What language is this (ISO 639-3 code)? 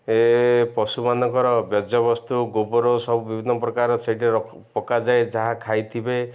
ori